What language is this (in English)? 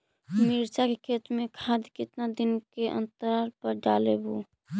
Magahi